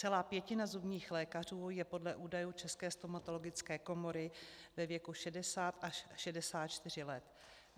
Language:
Czech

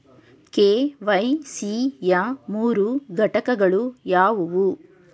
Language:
Kannada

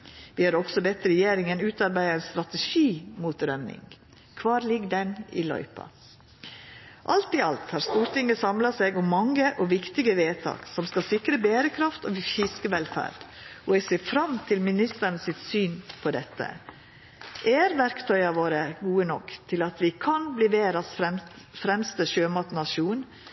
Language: Norwegian Nynorsk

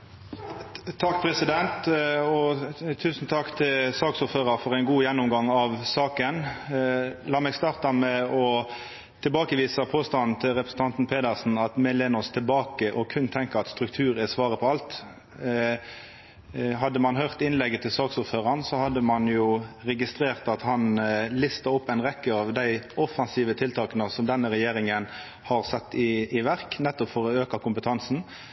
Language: Norwegian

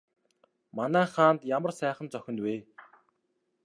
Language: Mongolian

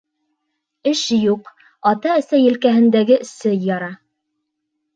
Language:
Bashkir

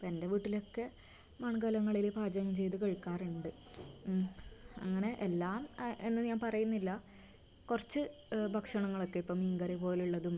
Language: Malayalam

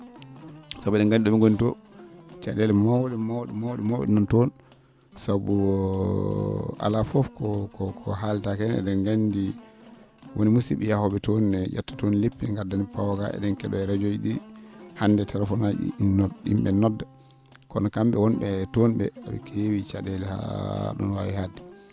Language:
Fula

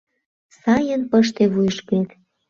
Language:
Mari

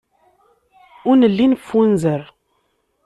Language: Kabyle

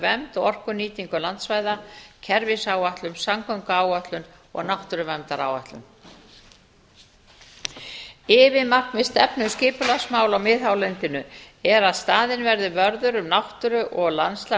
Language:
Icelandic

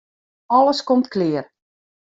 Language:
Western Frisian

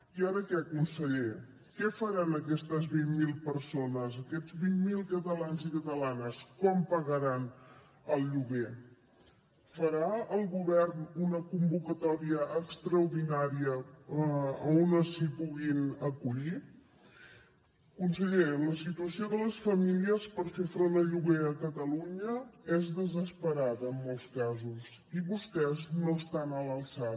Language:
Catalan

